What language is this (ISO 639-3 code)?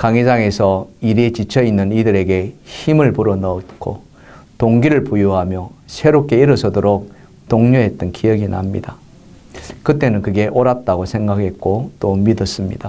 kor